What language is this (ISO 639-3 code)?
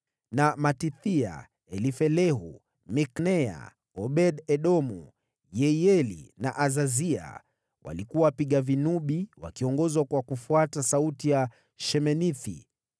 swa